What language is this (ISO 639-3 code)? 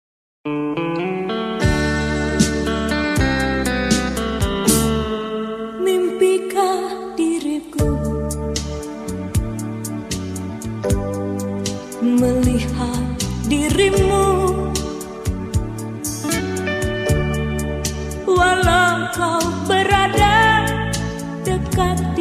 ind